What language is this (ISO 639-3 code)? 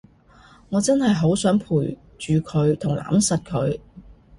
yue